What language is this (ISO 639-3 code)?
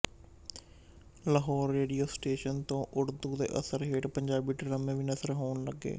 pan